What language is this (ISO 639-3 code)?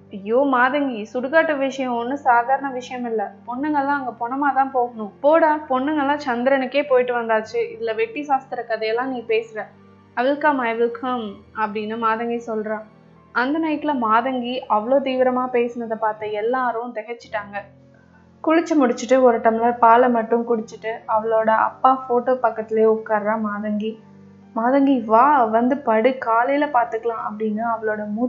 tam